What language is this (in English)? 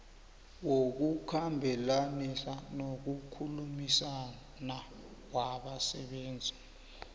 South Ndebele